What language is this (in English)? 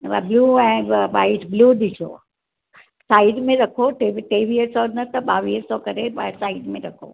Sindhi